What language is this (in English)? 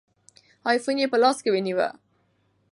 Pashto